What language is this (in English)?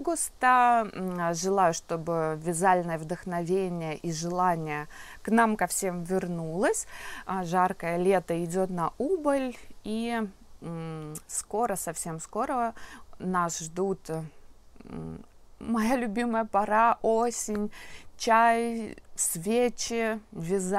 Russian